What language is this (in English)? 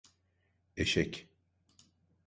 Turkish